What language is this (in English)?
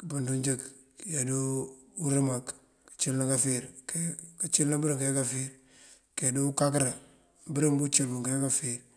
Mandjak